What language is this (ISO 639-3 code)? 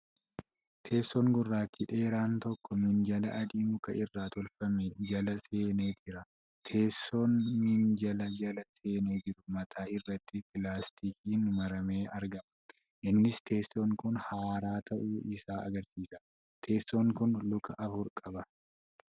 orm